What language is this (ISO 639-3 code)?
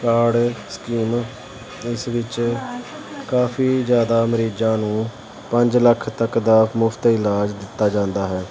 pan